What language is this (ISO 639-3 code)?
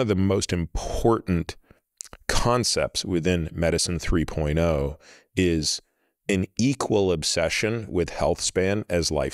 eng